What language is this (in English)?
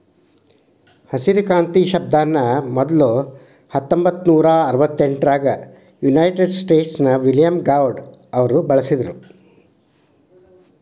Kannada